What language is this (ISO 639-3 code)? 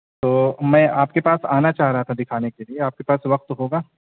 urd